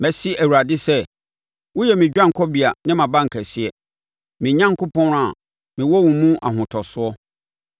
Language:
Akan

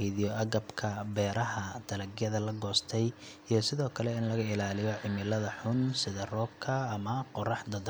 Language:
Somali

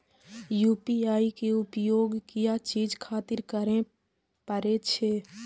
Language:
Maithili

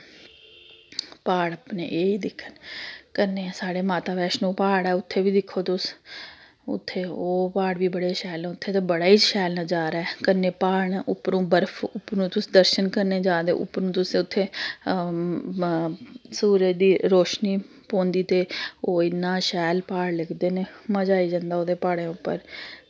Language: Dogri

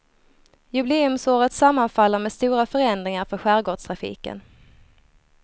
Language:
Swedish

